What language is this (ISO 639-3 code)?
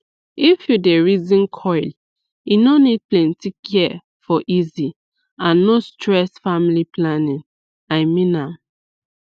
pcm